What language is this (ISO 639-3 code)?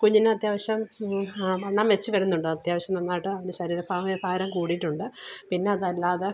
mal